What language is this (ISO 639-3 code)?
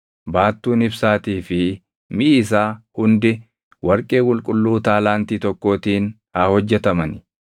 orm